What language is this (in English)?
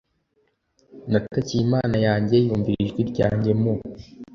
Kinyarwanda